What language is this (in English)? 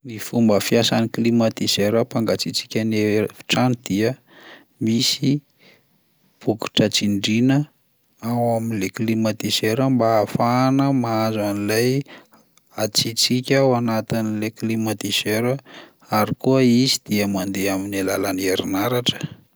Malagasy